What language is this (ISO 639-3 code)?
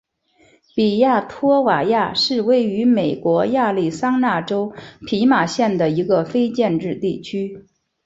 zho